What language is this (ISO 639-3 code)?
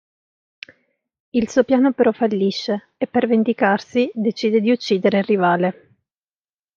ita